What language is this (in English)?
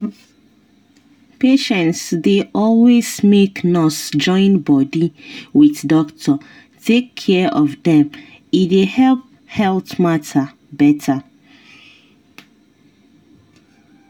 Nigerian Pidgin